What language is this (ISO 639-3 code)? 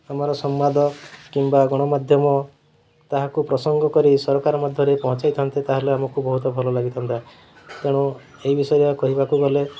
ori